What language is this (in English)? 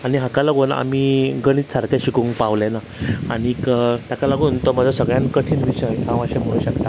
Konkani